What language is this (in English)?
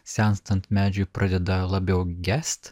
Lithuanian